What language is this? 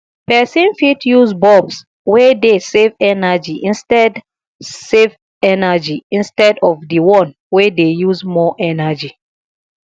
Nigerian Pidgin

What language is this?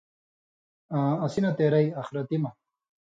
Indus Kohistani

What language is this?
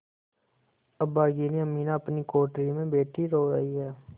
Hindi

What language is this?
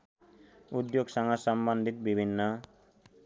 Nepali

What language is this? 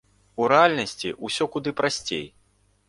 Belarusian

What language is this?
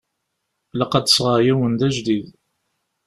Kabyle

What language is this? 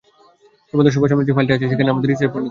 Bangla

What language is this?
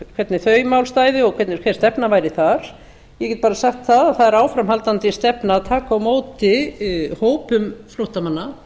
Icelandic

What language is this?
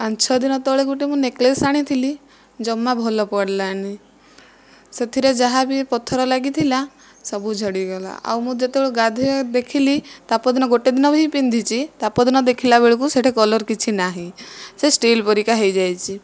Odia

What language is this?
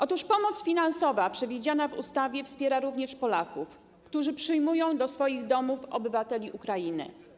Polish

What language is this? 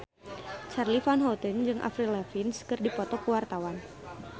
Sundanese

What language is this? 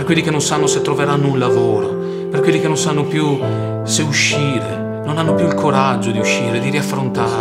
Italian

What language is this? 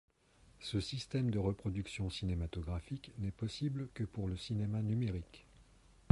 French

